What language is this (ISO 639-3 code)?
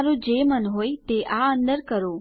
guj